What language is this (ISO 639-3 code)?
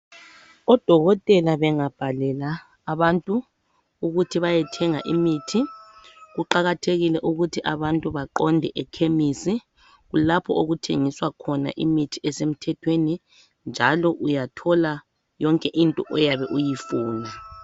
nde